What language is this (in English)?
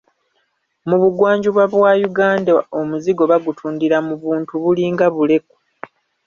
Ganda